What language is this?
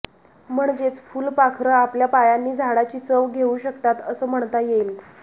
Marathi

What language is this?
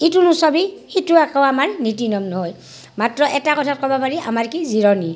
Assamese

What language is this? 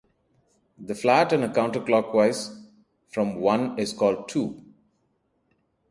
English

